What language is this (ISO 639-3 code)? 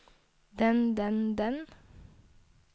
nor